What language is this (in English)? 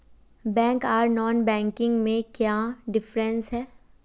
Magahi